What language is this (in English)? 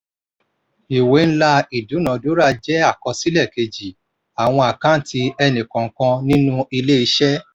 Yoruba